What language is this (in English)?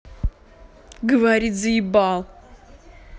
Russian